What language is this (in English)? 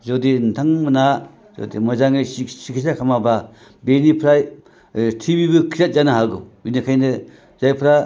Bodo